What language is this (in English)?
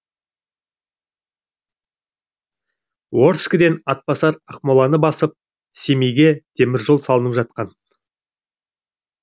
Kazakh